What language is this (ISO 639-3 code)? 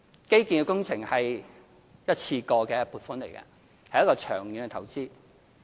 yue